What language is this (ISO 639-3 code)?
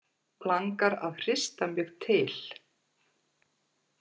isl